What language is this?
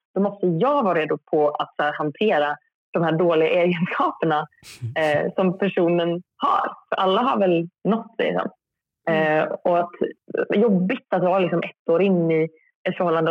Swedish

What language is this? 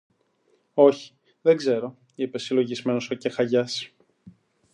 Greek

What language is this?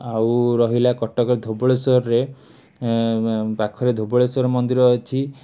Odia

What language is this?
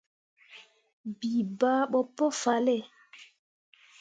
Mundang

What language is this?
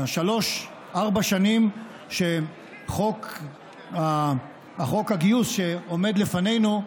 Hebrew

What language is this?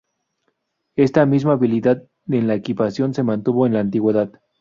Spanish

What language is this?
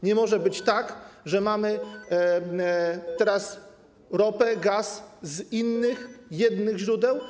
Polish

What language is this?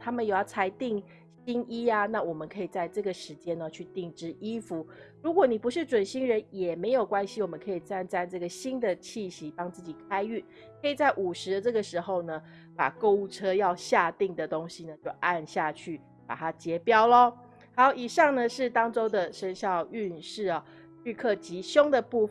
Chinese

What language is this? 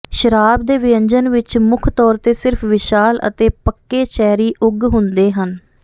Punjabi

